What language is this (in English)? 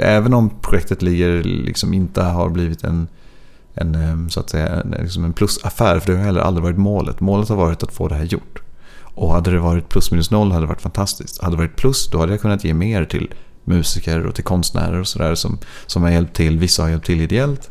Swedish